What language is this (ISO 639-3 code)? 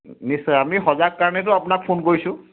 asm